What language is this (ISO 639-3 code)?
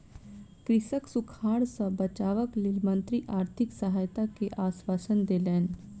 mai